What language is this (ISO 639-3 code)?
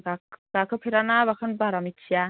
brx